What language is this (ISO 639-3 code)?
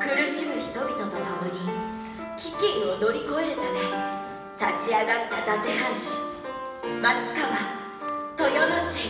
jpn